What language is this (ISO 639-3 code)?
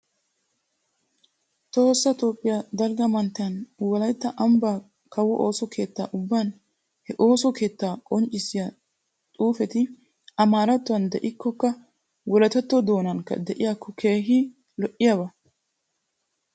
wal